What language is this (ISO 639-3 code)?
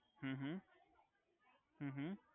guj